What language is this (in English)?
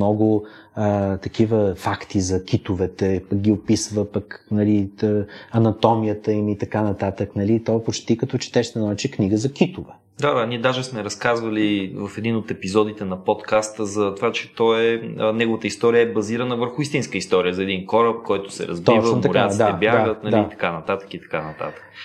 Bulgarian